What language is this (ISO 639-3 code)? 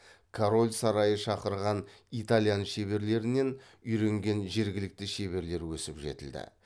kaz